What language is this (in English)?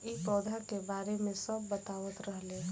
Bhojpuri